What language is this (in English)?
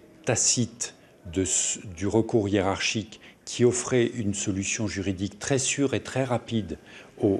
French